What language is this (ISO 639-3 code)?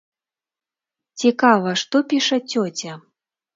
bel